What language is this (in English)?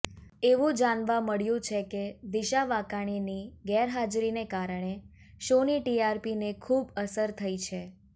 Gujarati